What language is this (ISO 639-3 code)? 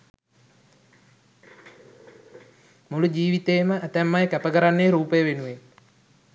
sin